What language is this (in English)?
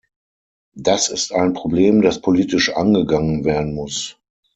German